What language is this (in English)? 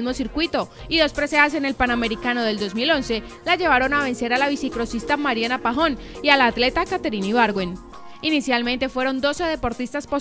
Spanish